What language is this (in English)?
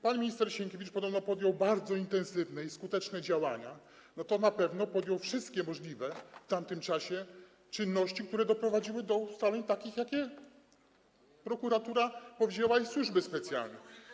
Polish